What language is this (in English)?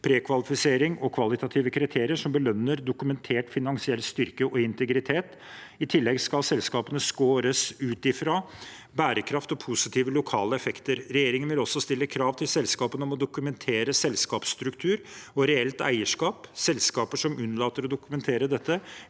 Norwegian